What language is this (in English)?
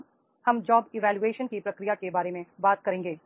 Hindi